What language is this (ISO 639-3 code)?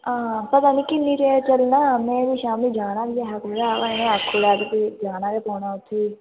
doi